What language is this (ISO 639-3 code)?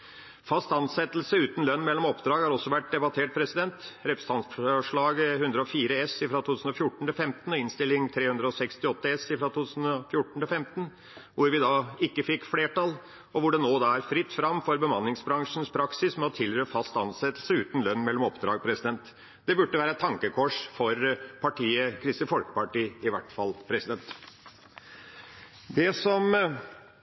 nob